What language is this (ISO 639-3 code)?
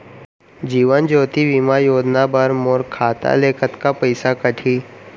hne